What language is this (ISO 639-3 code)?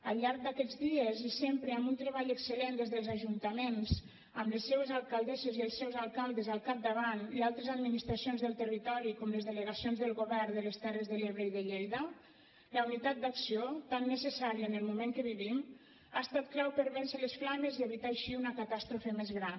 cat